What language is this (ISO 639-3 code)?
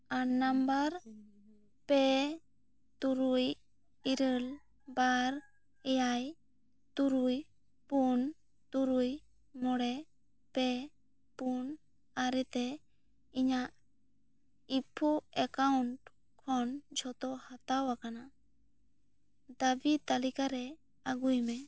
sat